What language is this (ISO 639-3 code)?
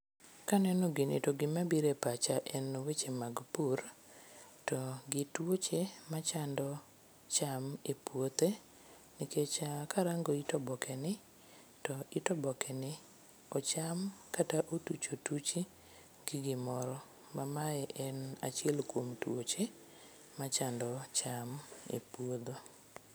luo